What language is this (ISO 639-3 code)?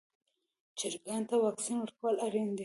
pus